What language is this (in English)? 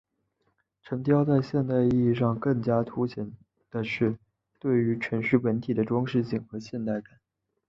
Chinese